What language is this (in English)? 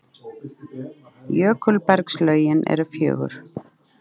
Icelandic